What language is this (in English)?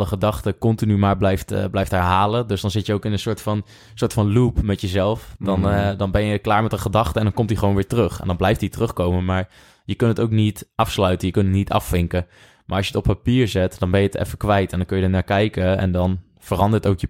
Dutch